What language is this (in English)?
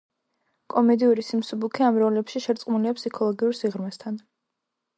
Georgian